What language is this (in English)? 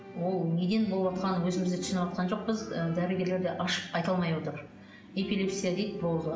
Kazakh